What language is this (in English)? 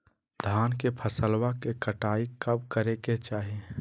Magahi